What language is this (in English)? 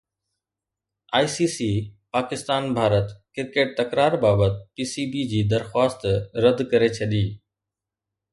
Sindhi